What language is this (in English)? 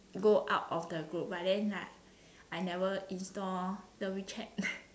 English